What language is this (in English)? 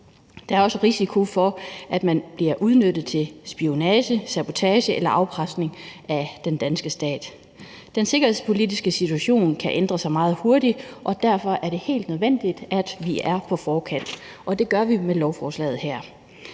Danish